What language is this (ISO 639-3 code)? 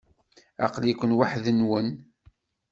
kab